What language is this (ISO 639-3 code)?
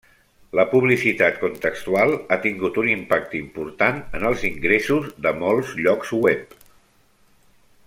cat